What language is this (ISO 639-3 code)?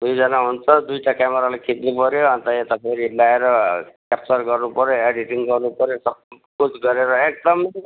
nep